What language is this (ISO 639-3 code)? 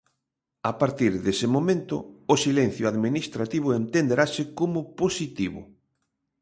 glg